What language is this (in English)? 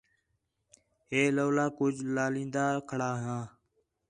Khetrani